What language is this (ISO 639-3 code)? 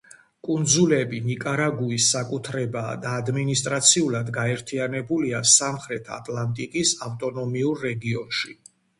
kat